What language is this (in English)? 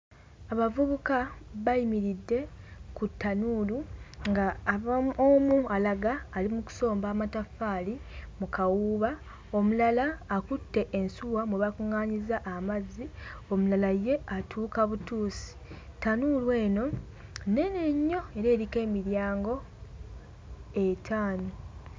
Ganda